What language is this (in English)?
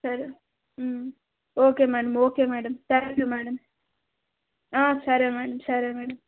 Telugu